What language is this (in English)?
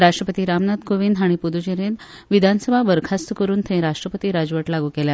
Konkani